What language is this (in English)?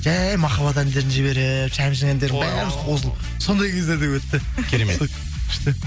Kazakh